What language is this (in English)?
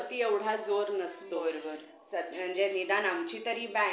Marathi